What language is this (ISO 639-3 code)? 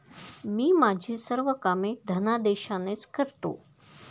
mar